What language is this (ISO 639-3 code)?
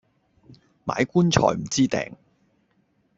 yue